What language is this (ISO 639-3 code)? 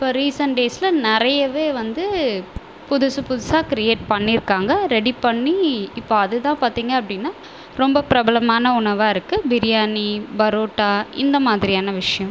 tam